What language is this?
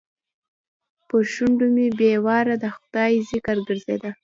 Pashto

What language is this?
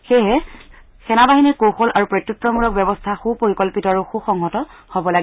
Assamese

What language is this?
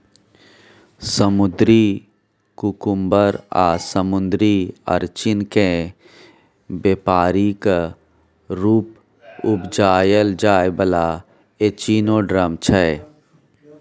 Maithili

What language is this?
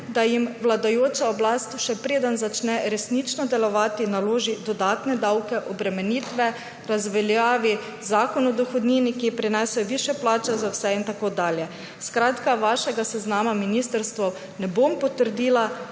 Slovenian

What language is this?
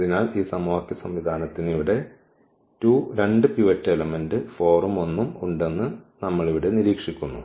Malayalam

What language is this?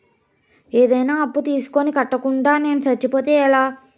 Telugu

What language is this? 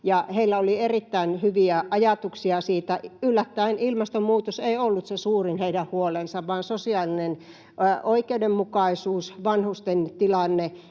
Finnish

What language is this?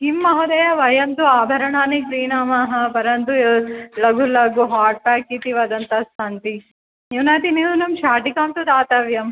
Sanskrit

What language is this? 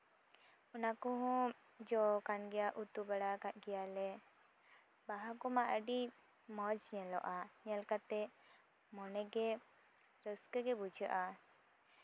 Santali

